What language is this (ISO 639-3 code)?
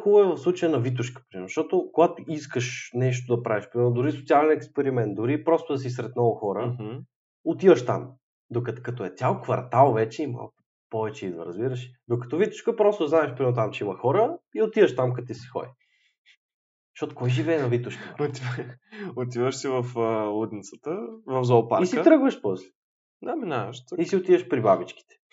bul